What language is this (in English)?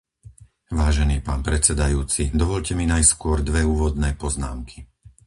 Slovak